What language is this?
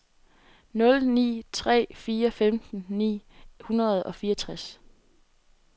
Danish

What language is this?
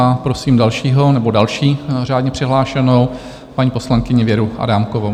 Czech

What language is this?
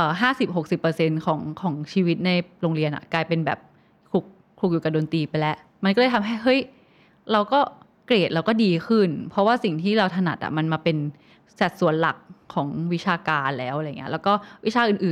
Thai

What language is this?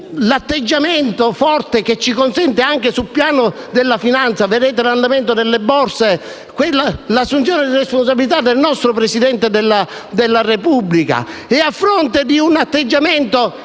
Italian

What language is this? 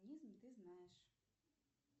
Russian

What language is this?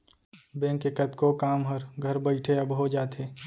Chhattisgarhi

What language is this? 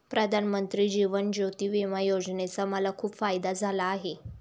Marathi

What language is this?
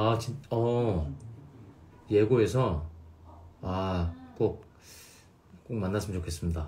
Korean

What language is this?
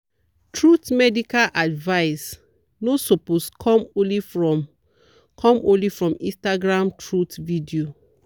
Nigerian Pidgin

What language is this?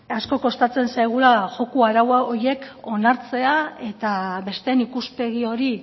Basque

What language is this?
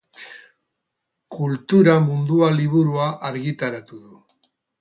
Basque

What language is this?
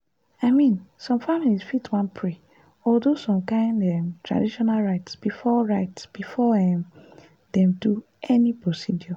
Nigerian Pidgin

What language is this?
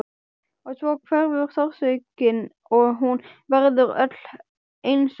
Icelandic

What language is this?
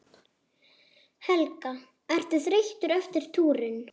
Icelandic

